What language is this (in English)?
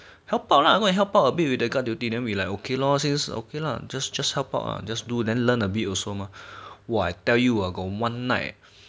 English